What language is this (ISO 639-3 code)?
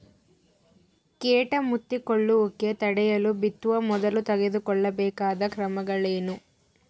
kan